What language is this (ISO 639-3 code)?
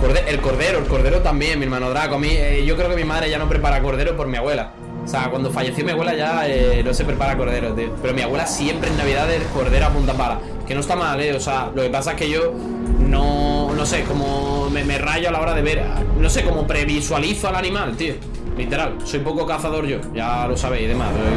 spa